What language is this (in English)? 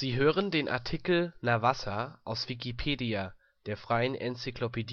German